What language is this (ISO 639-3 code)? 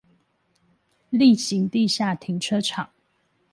zho